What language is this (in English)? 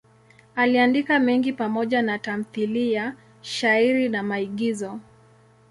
Swahili